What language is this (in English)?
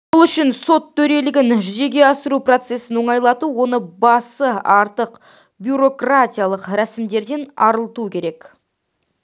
Kazakh